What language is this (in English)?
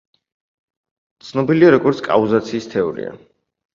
Georgian